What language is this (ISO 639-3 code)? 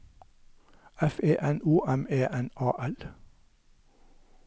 nor